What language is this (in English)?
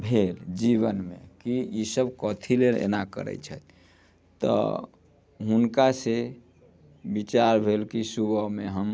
Maithili